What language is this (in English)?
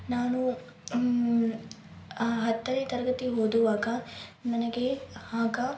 Kannada